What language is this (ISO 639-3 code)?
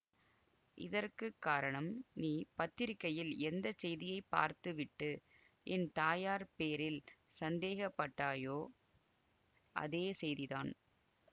tam